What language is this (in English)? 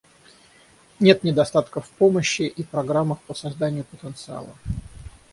Russian